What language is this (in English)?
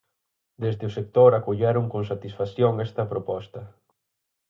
Galician